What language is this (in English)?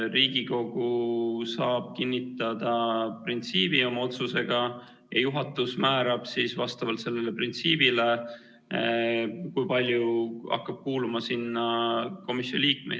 Estonian